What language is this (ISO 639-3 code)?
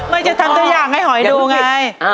tha